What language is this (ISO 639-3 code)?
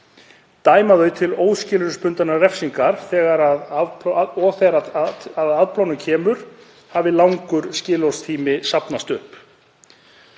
isl